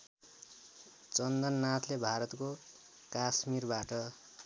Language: Nepali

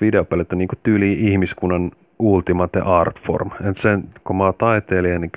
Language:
Finnish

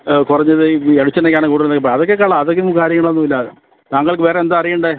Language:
Malayalam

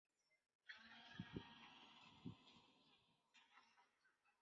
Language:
Chinese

